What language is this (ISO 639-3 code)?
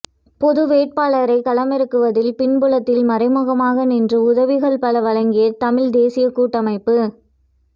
tam